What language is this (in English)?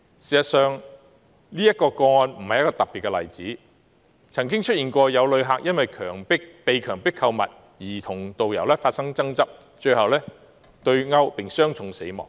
Cantonese